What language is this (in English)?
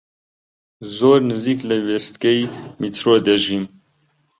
Central Kurdish